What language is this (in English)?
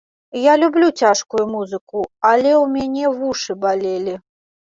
Belarusian